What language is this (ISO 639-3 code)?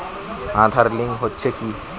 ben